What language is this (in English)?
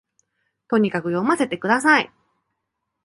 Japanese